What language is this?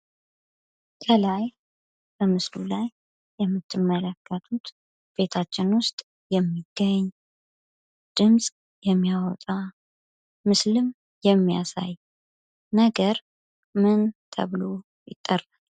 Amharic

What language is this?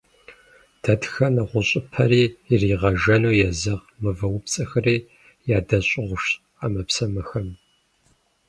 Kabardian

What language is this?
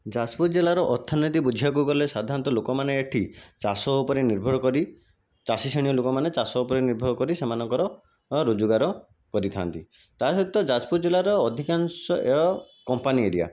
Odia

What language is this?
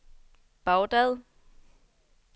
Danish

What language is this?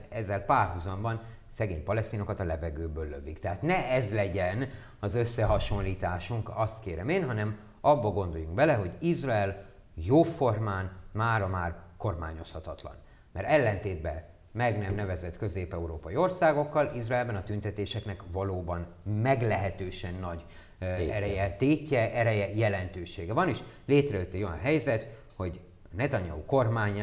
Hungarian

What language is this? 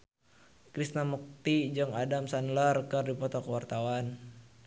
Sundanese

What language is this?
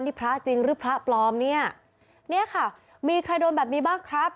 Thai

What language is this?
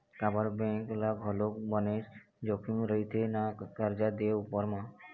Chhattisgarhi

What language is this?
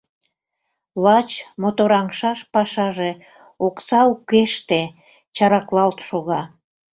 Mari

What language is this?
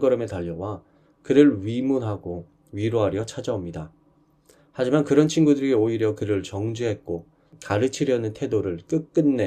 Korean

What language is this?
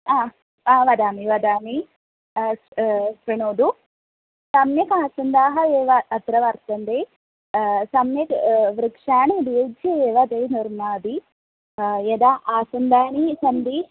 Sanskrit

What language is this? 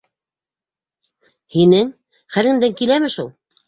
Bashkir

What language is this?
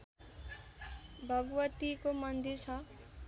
Nepali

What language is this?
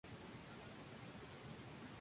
Spanish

